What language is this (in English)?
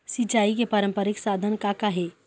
Chhattisgarhi